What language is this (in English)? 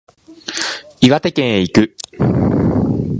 Japanese